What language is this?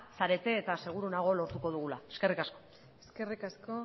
Basque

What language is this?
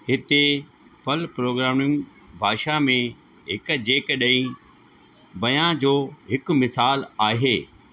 Sindhi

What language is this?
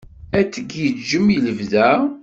Kabyle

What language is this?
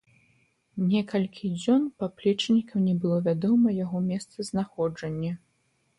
Belarusian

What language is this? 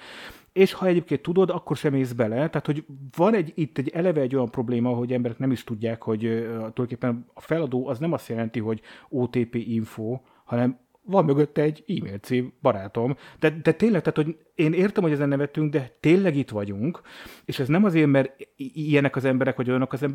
Hungarian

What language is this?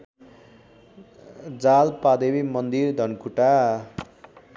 Nepali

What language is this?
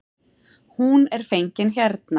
Icelandic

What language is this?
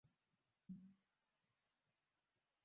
Swahili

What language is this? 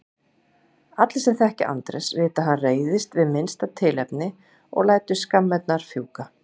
Icelandic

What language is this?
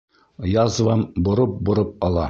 Bashkir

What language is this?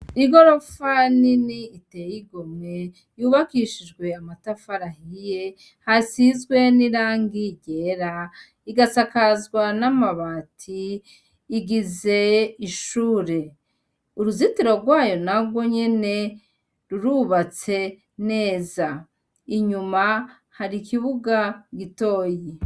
Rundi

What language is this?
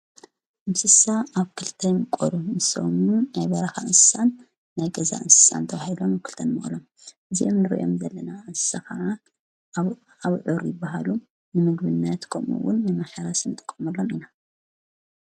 Tigrinya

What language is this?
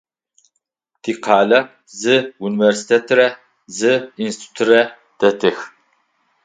Adyghe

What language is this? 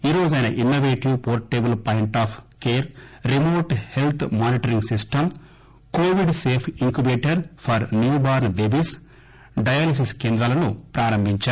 Telugu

